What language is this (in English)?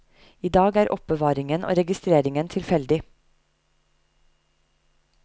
Norwegian